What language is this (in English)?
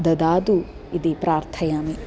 Sanskrit